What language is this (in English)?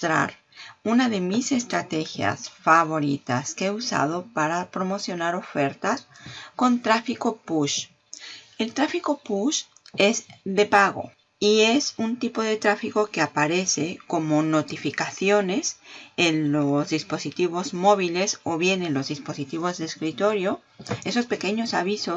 Spanish